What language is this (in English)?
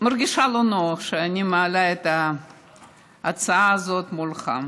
Hebrew